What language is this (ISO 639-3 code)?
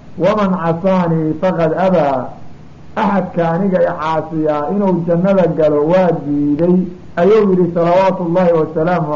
ara